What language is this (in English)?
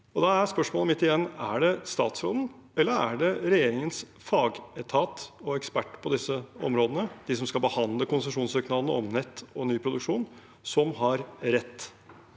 Norwegian